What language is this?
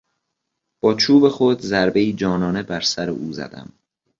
Persian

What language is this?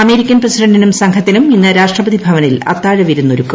Malayalam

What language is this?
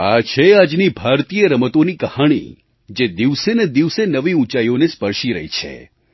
Gujarati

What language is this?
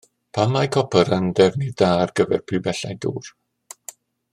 Welsh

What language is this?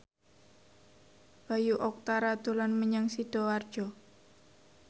Javanese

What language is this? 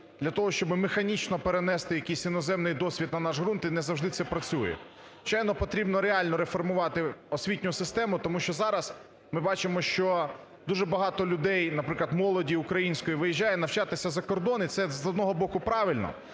Ukrainian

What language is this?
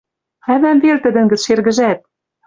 Western Mari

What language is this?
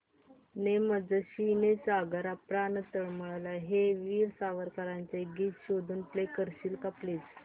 Marathi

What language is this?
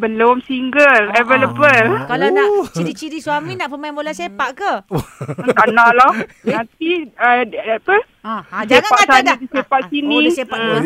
Malay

